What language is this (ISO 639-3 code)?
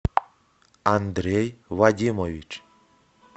rus